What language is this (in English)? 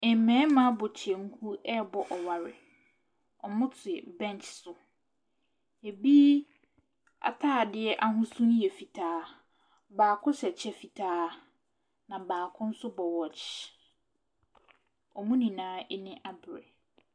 Akan